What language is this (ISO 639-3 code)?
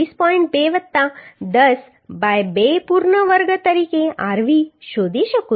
guj